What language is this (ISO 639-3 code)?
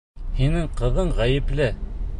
bak